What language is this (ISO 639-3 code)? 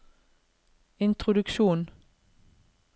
nor